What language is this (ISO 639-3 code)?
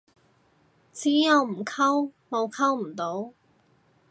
yue